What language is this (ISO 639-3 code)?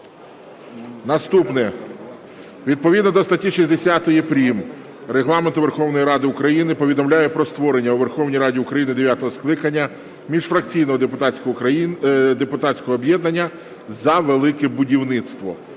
ukr